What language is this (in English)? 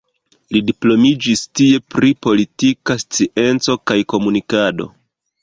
Esperanto